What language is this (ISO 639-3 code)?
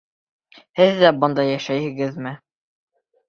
bak